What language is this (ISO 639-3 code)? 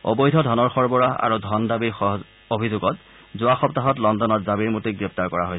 asm